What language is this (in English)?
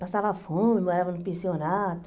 Portuguese